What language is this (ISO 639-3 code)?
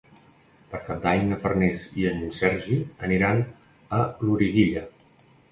cat